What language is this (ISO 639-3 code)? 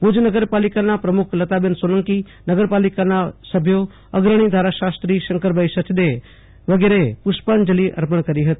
guj